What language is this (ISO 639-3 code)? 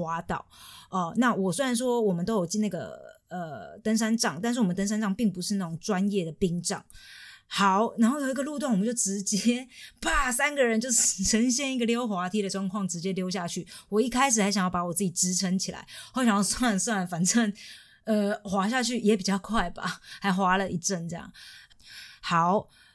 zho